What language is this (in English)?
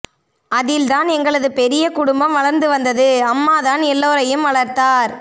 Tamil